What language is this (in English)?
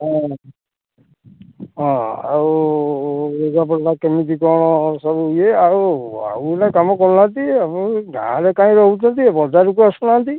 Odia